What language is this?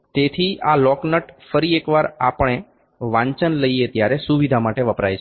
Gujarati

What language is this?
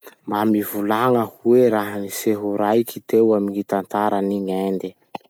Masikoro Malagasy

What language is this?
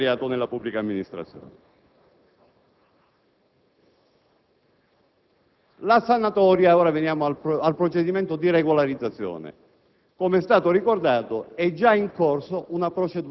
Italian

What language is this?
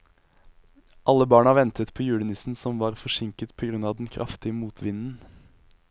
Norwegian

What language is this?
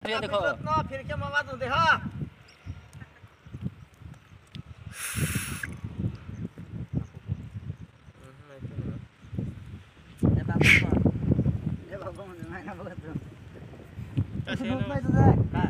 Thai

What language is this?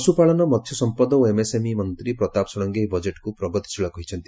Odia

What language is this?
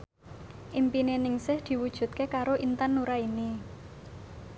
Javanese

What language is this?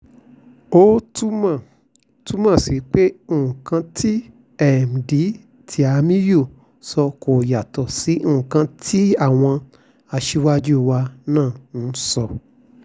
Yoruba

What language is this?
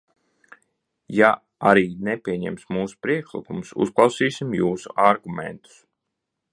Latvian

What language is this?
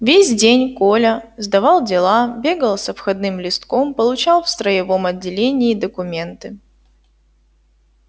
Russian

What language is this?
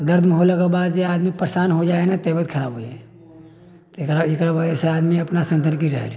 Maithili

